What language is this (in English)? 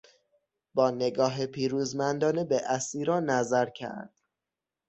Persian